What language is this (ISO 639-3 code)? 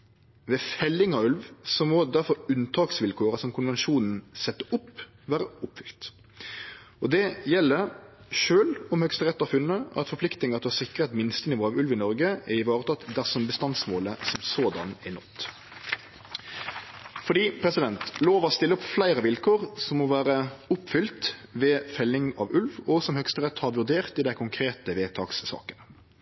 nno